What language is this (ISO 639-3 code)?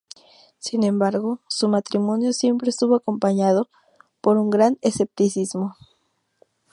spa